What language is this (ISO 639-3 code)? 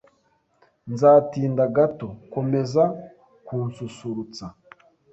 kin